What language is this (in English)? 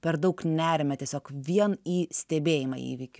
Lithuanian